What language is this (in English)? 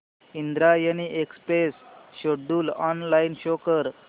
Marathi